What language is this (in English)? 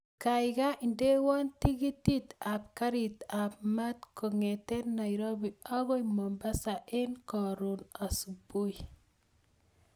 Kalenjin